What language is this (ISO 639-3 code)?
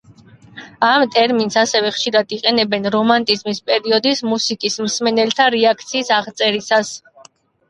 kat